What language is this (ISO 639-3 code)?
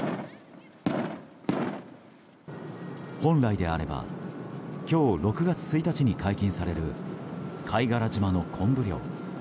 jpn